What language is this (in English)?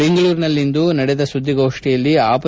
Kannada